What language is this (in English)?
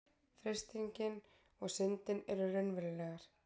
Icelandic